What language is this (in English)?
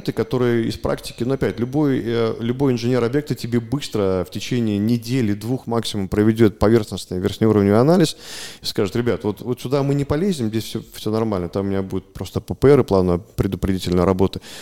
Russian